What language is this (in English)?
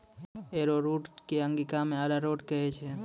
Maithili